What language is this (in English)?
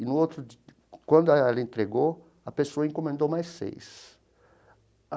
Portuguese